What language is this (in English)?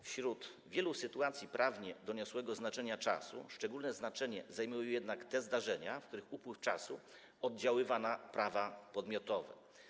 Polish